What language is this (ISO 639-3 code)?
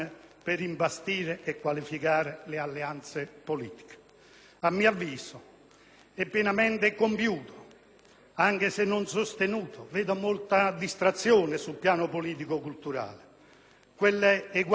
ita